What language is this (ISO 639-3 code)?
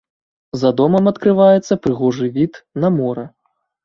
bel